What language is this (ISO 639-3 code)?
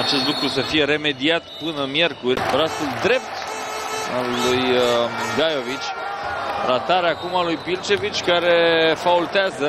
ron